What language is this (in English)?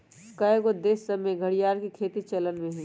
Magahi